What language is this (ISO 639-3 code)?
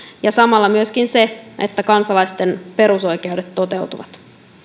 fin